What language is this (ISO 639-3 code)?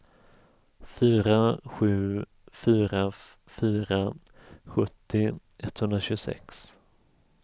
swe